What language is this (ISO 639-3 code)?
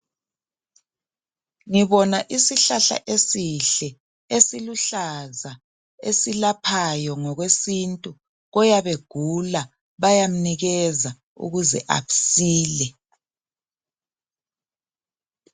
nde